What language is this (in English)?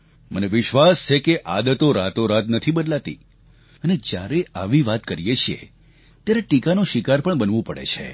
Gujarati